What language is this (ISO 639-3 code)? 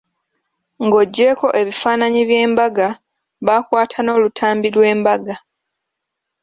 lug